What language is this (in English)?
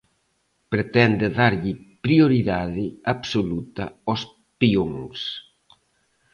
Galician